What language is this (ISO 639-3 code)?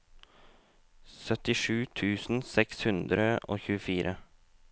nor